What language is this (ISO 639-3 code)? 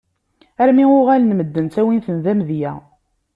kab